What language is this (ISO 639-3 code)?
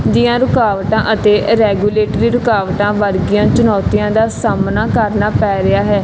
pan